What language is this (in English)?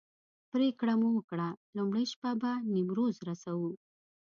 Pashto